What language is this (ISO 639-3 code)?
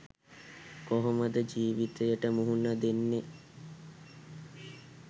sin